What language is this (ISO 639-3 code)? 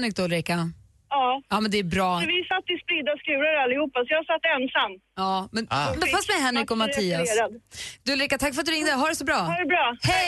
swe